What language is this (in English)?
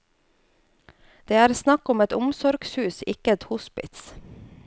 Norwegian